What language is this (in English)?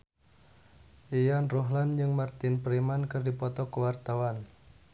Sundanese